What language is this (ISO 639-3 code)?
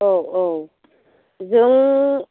brx